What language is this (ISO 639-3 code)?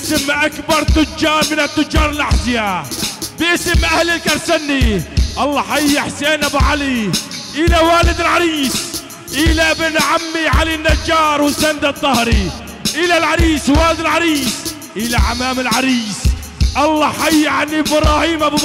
ara